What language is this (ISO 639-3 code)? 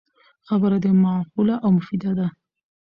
pus